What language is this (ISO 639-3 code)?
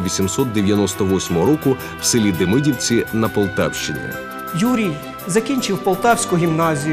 ukr